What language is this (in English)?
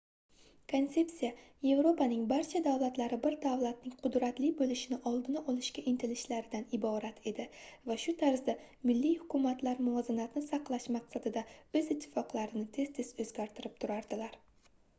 Uzbek